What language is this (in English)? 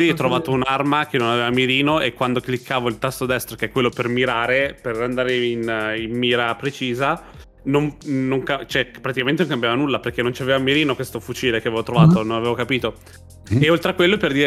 Italian